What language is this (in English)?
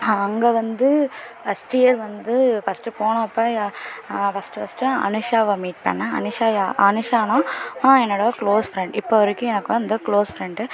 Tamil